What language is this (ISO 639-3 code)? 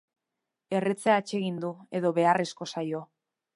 eus